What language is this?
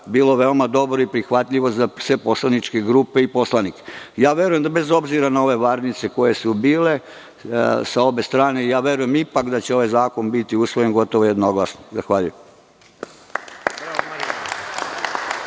Serbian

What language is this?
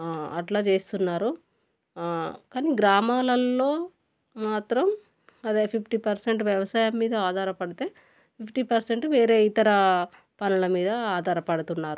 Telugu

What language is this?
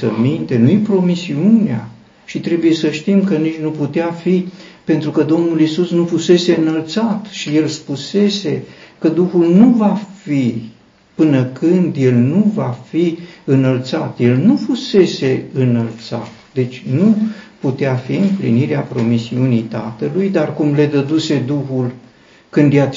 Romanian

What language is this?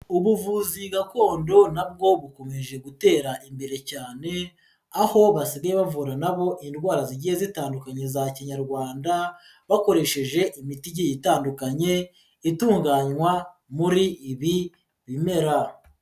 Kinyarwanda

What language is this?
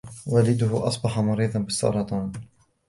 Arabic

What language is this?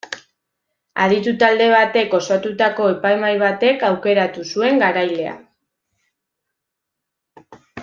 Basque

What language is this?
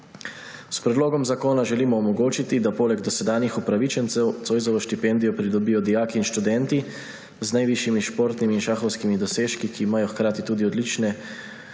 Slovenian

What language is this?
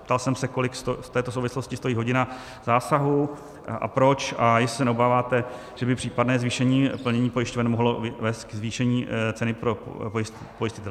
Czech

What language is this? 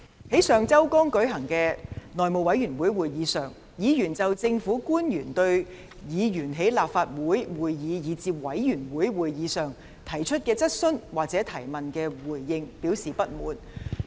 Cantonese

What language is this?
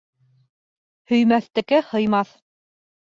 Bashkir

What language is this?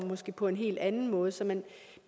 Danish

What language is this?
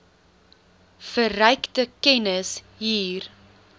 Afrikaans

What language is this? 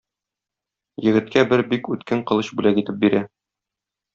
Tatar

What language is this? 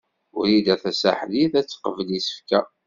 Kabyle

